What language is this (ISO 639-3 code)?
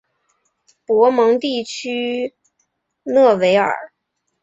zho